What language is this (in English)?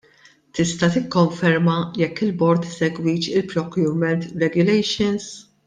Maltese